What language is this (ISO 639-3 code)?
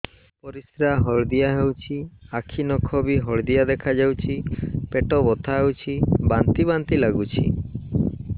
ori